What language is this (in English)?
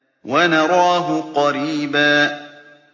Arabic